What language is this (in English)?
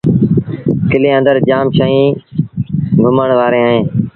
Sindhi Bhil